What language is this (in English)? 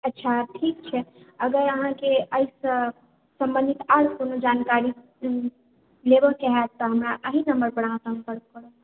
Maithili